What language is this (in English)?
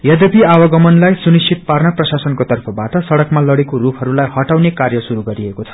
Nepali